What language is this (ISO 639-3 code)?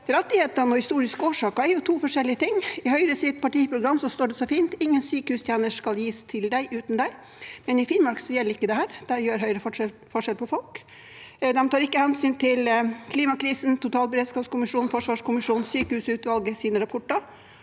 nor